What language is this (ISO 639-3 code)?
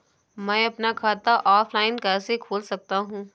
hin